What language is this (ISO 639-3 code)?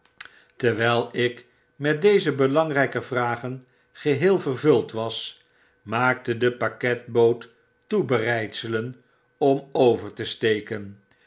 nld